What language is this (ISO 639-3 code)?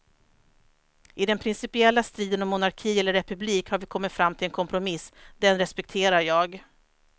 swe